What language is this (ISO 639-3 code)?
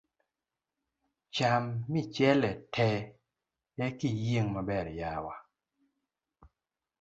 luo